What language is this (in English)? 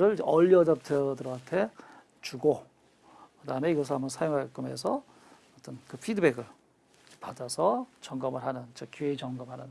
Korean